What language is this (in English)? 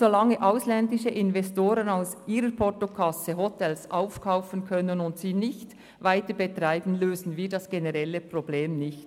Swiss German